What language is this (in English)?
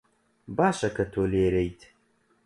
Central Kurdish